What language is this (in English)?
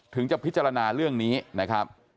Thai